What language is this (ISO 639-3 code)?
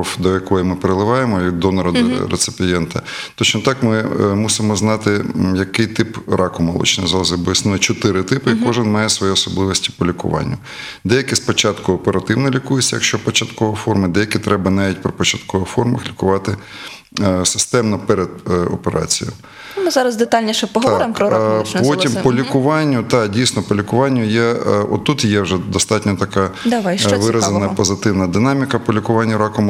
ukr